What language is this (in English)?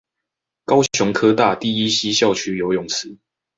Chinese